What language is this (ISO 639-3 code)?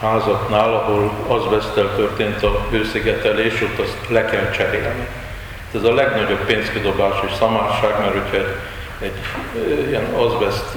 hun